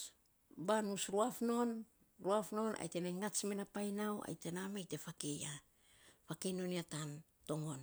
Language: Saposa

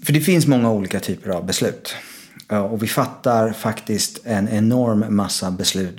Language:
Swedish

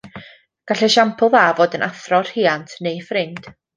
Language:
Welsh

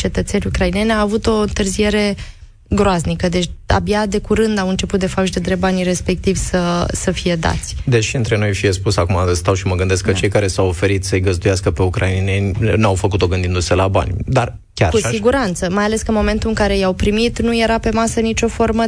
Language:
Romanian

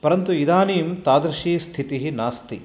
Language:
Sanskrit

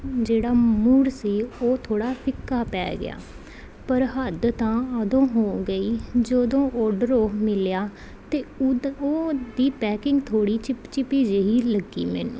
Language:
Punjabi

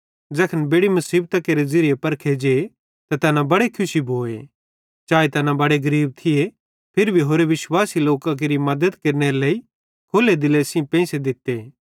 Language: Bhadrawahi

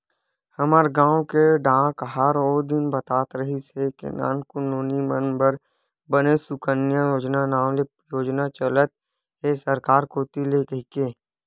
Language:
Chhattisgarhi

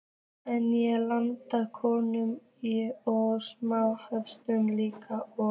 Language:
Icelandic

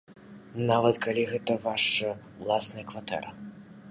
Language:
Belarusian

